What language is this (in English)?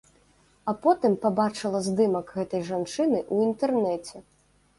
Belarusian